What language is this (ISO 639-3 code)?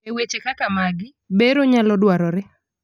luo